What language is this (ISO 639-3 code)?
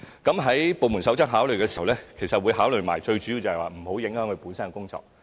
yue